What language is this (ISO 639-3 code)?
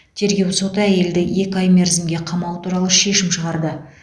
kaz